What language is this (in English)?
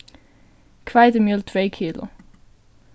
Faroese